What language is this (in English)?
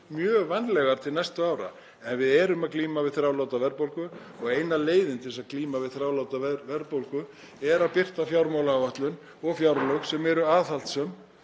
Icelandic